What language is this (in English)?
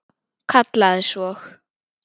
Icelandic